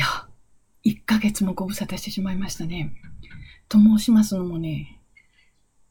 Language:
Japanese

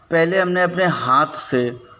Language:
Hindi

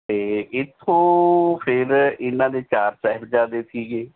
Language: Punjabi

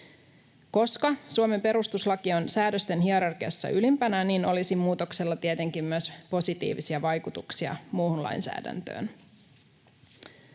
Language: Finnish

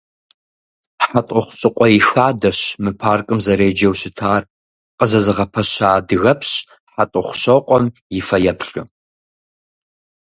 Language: Kabardian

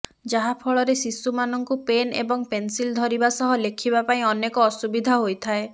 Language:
Odia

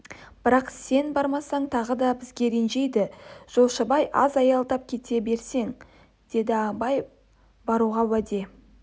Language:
Kazakh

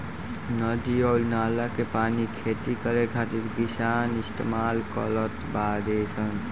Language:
Bhojpuri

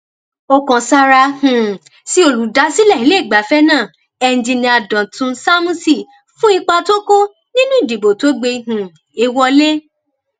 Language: Yoruba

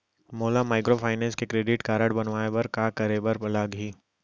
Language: Chhattisgarhi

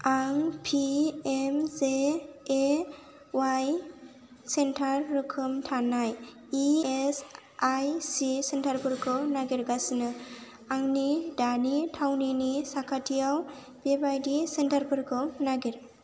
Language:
Bodo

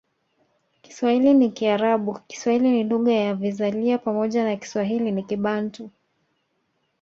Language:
Swahili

